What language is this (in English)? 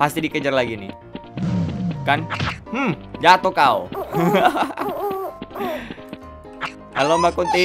Indonesian